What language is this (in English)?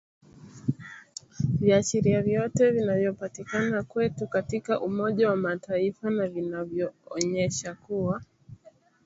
Swahili